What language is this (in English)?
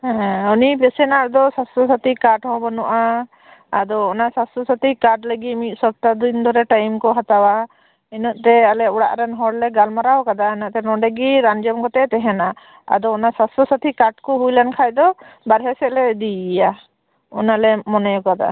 Santali